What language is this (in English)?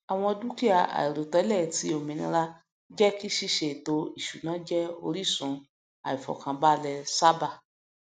Yoruba